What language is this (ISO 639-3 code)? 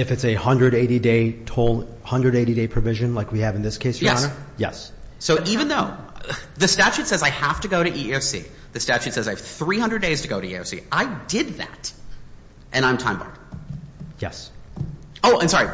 eng